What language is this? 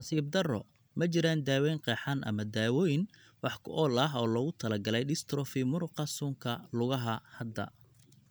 Somali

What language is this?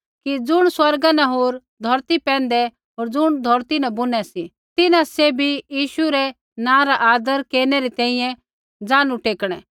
Kullu Pahari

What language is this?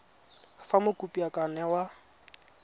Tswana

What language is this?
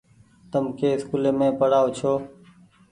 Goaria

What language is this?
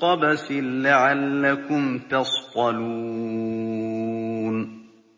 Arabic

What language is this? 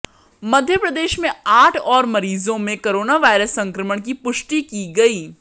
Hindi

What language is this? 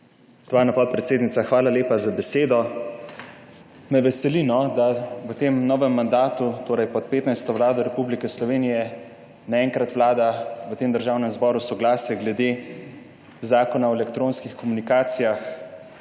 Slovenian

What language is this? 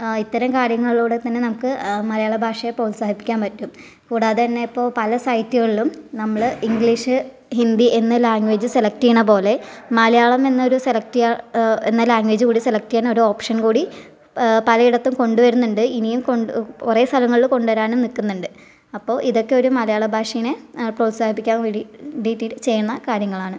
Malayalam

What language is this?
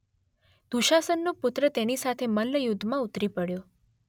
Gujarati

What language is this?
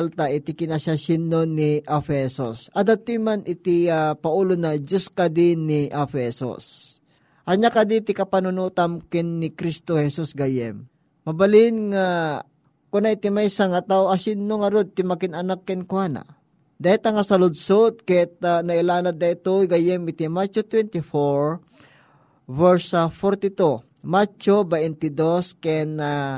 Filipino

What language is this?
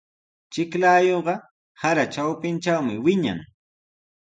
Sihuas Ancash Quechua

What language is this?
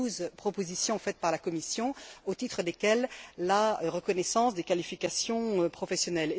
French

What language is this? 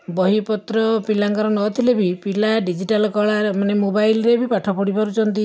Odia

